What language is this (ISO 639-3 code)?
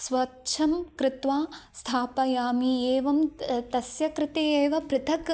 san